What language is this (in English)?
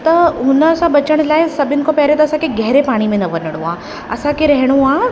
Sindhi